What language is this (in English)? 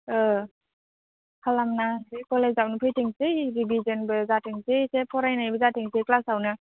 Bodo